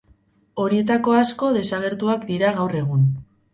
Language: Basque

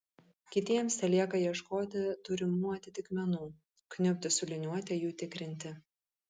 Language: Lithuanian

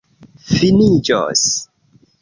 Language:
Esperanto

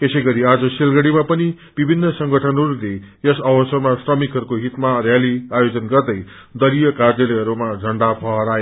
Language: Nepali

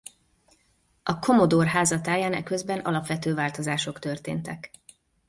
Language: Hungarian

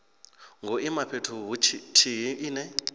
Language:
Venda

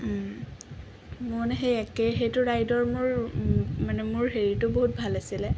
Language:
Assamese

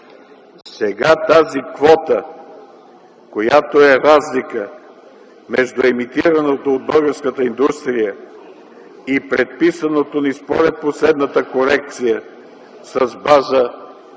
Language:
Bulgarian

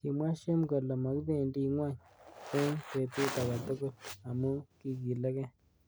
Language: Kalenjin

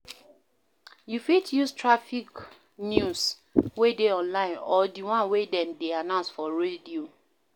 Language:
Nigerian Pidgin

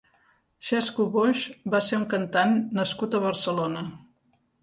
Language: Catalan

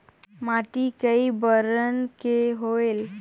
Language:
Chhattisgarhi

